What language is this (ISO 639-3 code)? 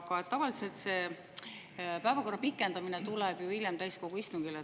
est